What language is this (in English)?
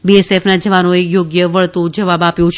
Gujarati